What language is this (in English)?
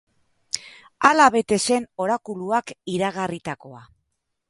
Basque